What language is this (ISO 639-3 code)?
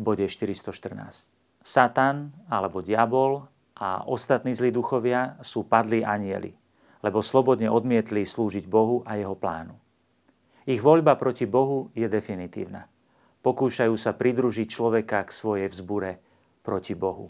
slk